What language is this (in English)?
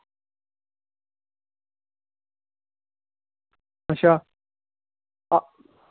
Dogri